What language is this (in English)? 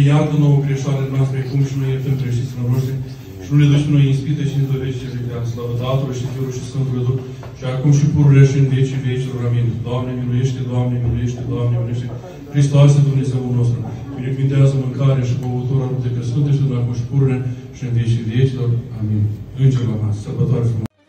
Romanian